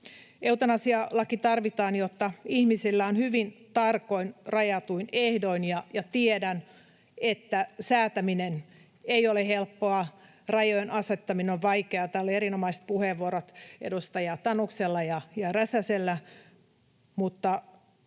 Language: Finnish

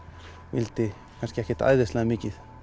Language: Icelandic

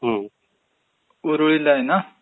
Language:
Marathi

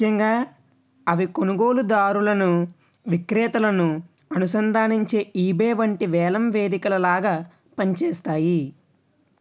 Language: Telugu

